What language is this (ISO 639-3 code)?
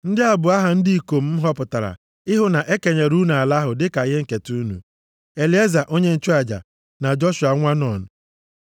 ibo